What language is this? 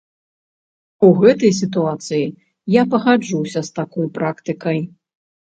Belarusian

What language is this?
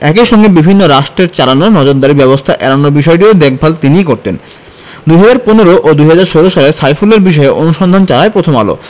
Bangla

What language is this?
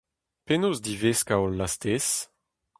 Breton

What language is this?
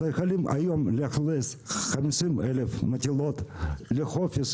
Hebrew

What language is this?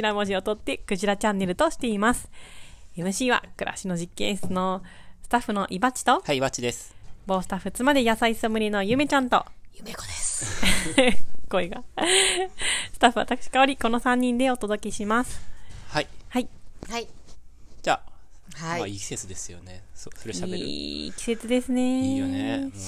Japanese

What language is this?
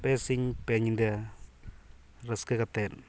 Santali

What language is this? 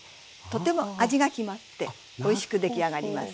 Japanese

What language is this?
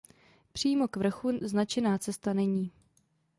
Czech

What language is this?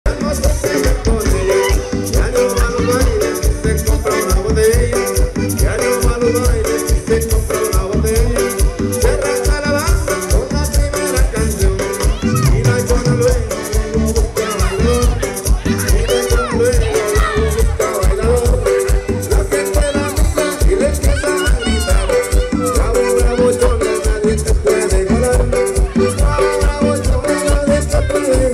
Arabic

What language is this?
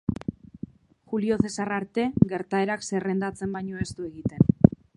Basque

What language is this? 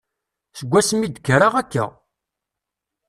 Kabyle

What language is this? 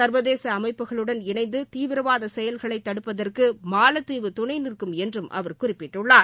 Tamil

